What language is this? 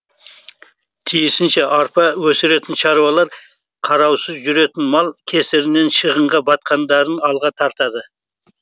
Kazakh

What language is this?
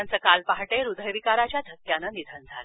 Marathi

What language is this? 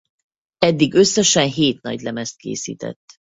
Hungarian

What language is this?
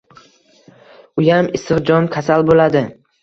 Uzbek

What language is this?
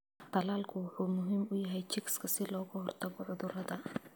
Somali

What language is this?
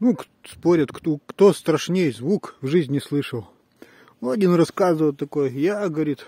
Russian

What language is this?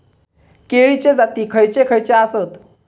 Marathi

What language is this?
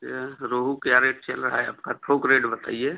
Hindi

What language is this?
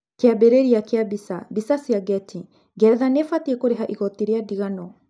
Kikuyu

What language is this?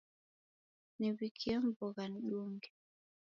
Taita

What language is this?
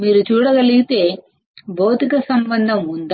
Telugu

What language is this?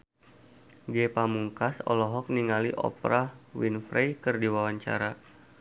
Sundanese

